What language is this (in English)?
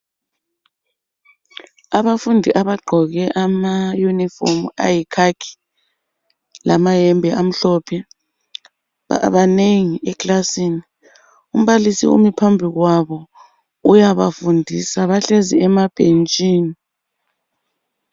North Ndebele